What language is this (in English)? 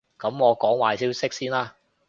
Cantonese